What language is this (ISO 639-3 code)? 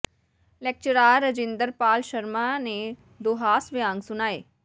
pan